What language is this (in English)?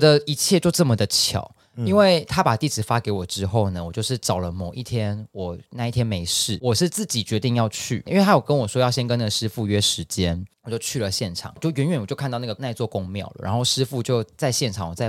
Chinese